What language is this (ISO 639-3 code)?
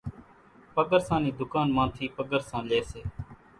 gjk